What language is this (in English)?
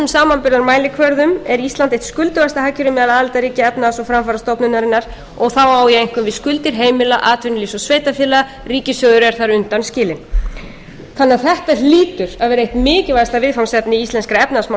Icelandic